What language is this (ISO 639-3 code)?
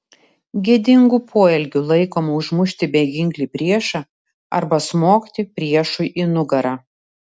lit